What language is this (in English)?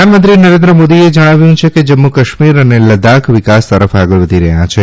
Gujarati